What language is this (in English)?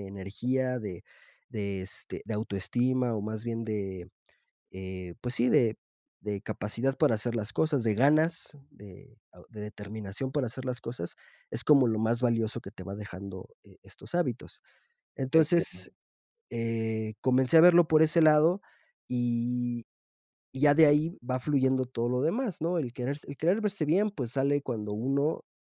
Spanish